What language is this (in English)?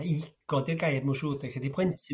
Welsh